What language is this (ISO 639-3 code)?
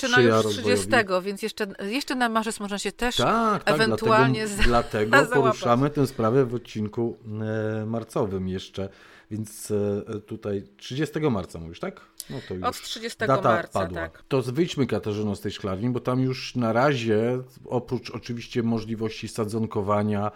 pol